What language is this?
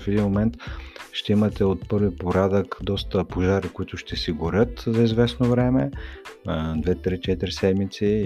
Bulgarian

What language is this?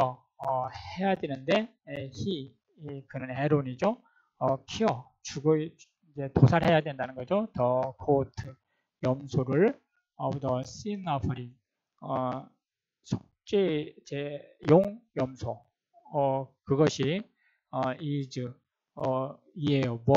Korean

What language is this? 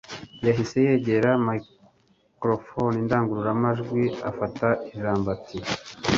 Kinyarwanda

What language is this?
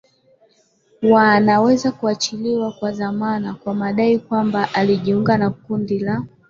Swahili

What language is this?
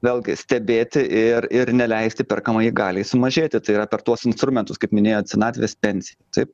Lithuanian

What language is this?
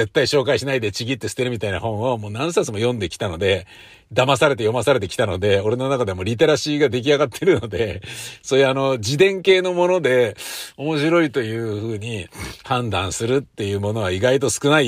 Japanese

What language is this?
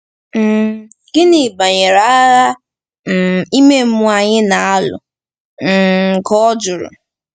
Igbo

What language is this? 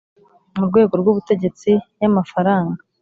Kinyarwanda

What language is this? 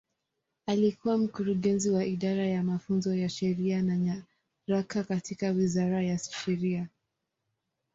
Swahili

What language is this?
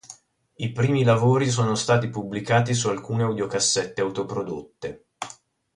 Italian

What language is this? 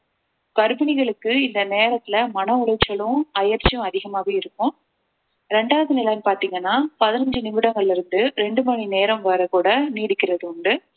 Tamil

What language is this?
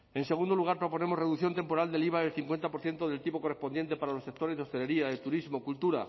Spanish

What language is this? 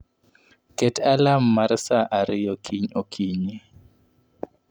Luo (Kenya and Tanzania)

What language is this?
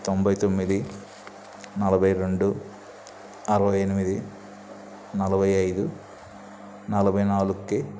Telugu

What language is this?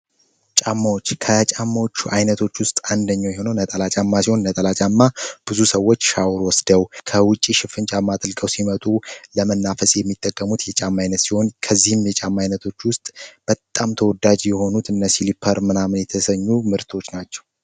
Amharic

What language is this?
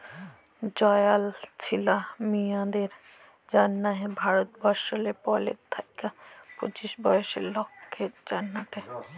Bangla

